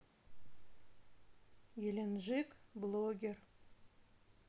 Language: Russian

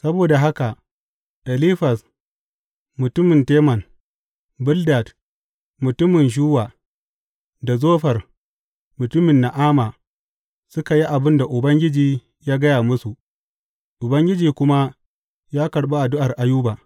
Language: Hausa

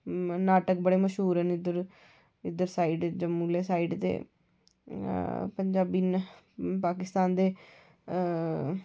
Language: Dogri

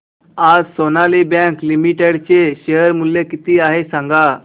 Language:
Marathi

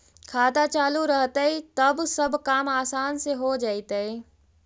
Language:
Magahi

